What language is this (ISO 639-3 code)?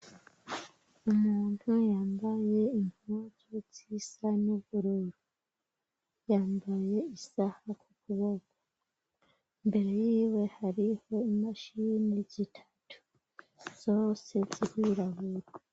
run